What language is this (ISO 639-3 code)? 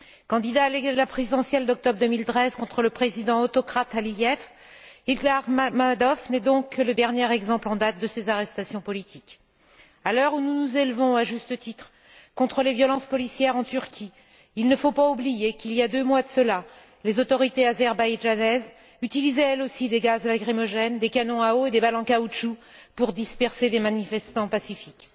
fra